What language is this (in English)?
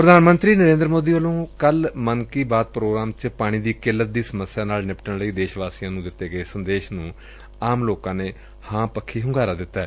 Punjabi